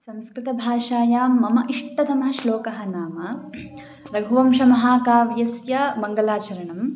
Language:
Sanskrit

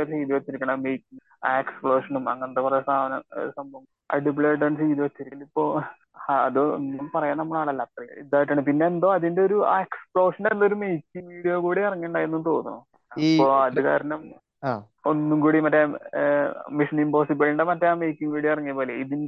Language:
Malayalam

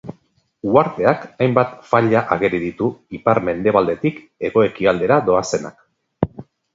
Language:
Basque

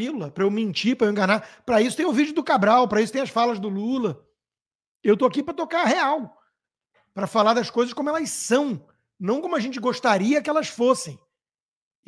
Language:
Portuguese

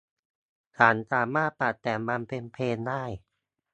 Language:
Thai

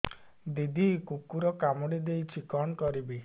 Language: Odia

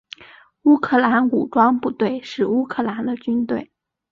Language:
Chinese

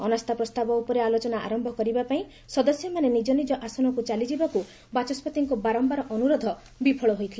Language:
Odia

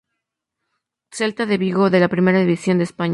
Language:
Spanish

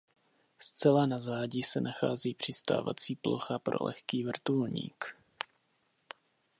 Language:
Czech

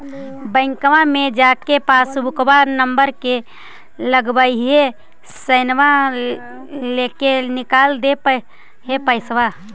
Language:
Magahi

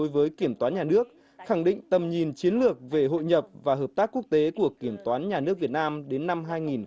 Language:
Vietnamese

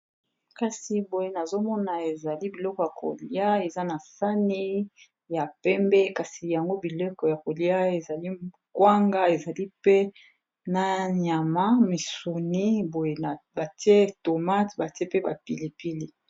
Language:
Lingala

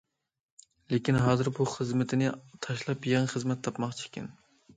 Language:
Uyghur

